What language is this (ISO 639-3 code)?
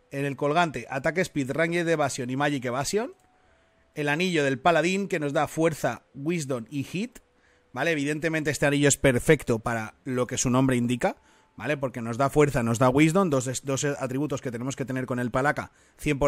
spa